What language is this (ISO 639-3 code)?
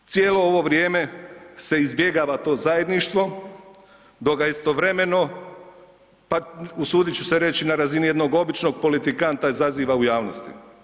hrv